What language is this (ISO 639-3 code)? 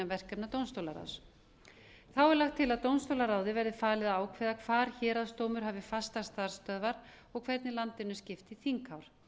isl